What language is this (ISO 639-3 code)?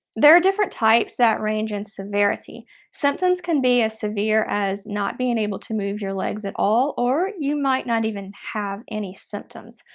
eng